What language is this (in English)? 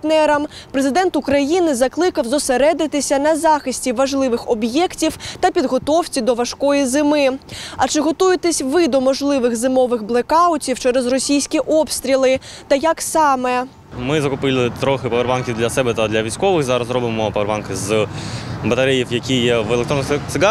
Ukrainian